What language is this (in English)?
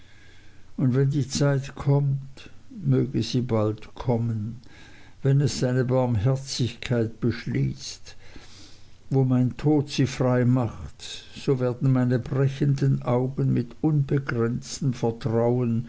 German